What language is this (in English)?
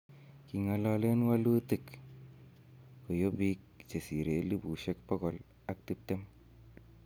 Kalenjin